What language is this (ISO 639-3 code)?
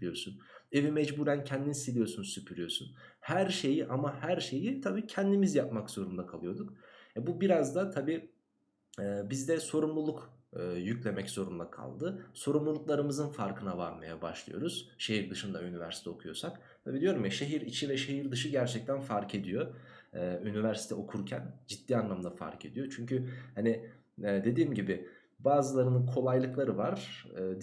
tur